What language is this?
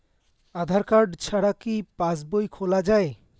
Bangla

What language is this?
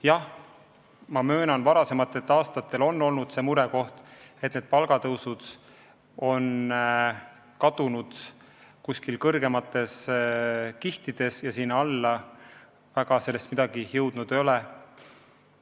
Estonian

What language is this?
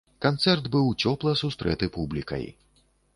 Belarusian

